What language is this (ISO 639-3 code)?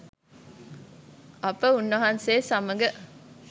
sin